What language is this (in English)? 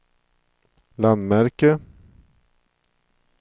Swedish